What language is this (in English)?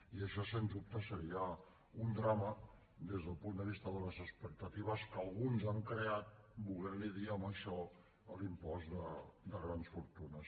Catalan